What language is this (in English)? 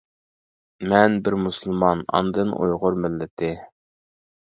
Uyghur